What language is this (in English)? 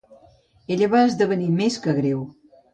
Catalan